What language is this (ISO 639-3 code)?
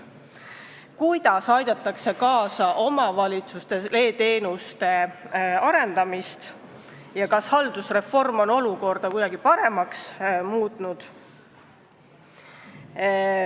est